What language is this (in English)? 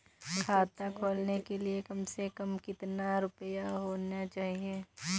Hindi